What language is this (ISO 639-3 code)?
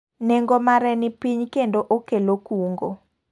luo